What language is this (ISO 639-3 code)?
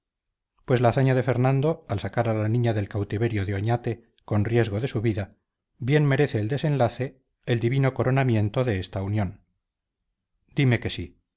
spa